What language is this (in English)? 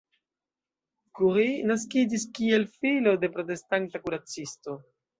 Esperanto